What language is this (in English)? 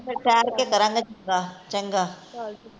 Punjabi